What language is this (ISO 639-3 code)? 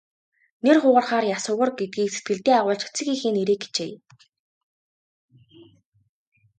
mon